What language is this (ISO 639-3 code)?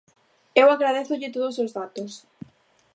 glg